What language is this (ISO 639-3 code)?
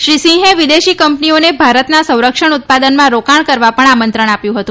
guj